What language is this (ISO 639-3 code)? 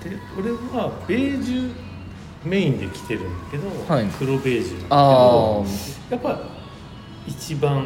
jpn